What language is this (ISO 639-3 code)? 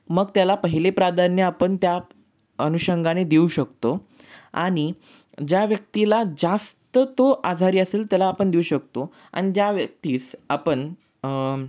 mar